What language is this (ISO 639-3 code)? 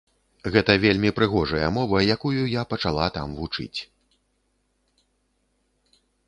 bel